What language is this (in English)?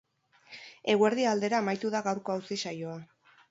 Basque